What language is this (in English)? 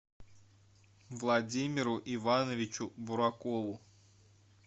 Russian